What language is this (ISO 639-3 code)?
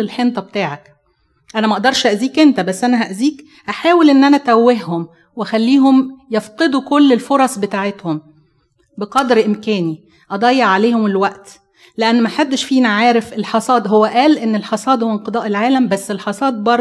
ara